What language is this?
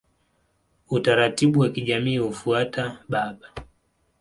Swahili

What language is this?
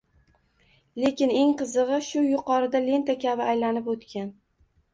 Uzbek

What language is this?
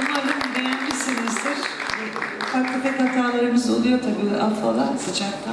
Turkish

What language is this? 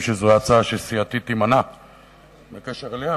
Hebrew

